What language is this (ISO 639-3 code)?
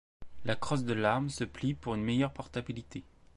fra